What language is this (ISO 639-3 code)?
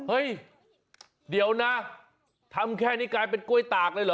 tha